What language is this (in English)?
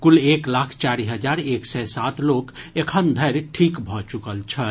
Maithili